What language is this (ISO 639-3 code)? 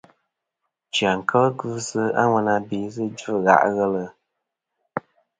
bkm